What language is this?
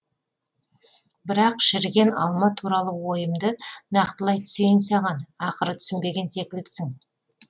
Kazakh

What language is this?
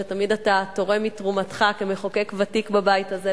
Hebrew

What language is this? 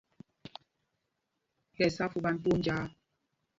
Mpumpong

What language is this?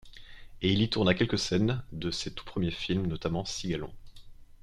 French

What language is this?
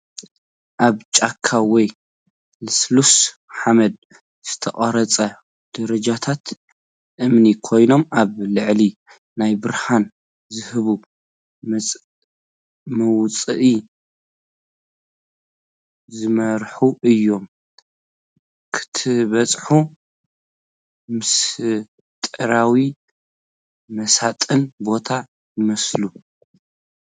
Tigrinya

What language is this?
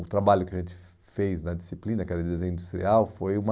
Portuguese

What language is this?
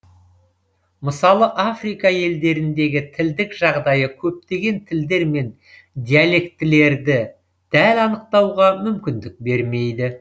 Kazakh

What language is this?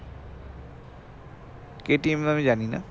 Bangla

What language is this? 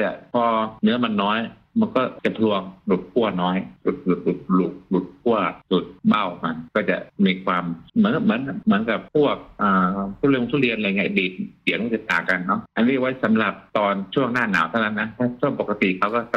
Thai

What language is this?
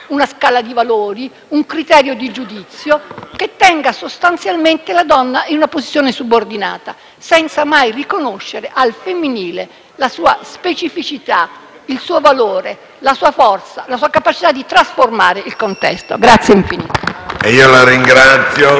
Italian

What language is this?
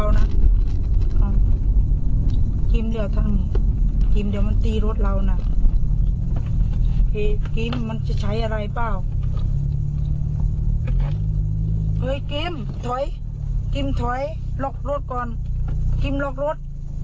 Thai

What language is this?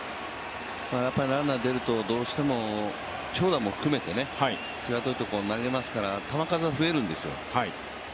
Japanese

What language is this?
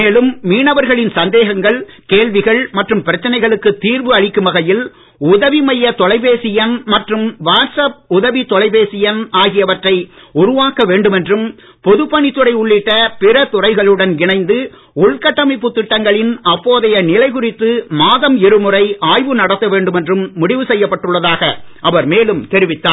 Tamil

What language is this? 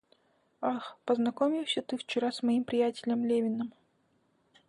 Russian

